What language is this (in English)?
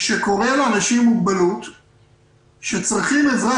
Hebrew